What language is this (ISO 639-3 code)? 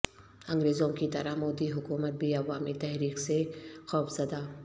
urd